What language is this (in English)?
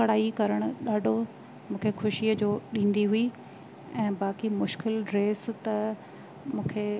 Sindhi